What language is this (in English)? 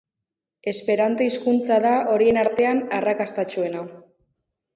Basque